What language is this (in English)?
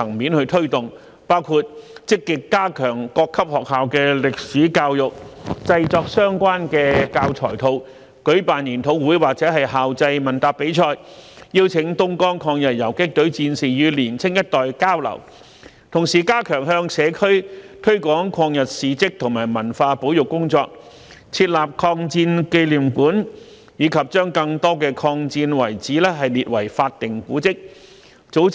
Cantonese